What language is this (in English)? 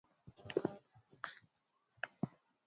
Swahili